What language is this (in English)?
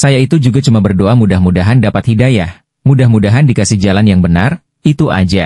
Indonesian